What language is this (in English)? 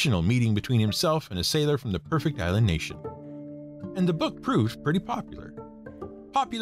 English